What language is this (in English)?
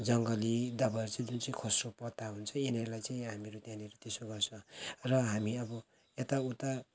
Nepali